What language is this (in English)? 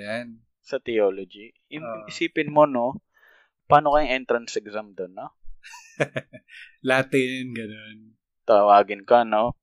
Filipino